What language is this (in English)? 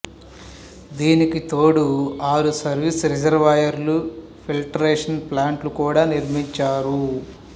Telugu